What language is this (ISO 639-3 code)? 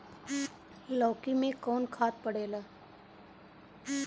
bho